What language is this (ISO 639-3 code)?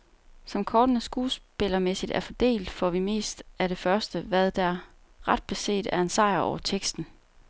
dan